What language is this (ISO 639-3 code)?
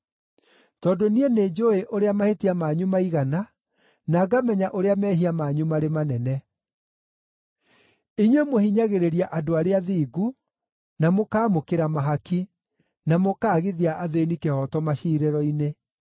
kik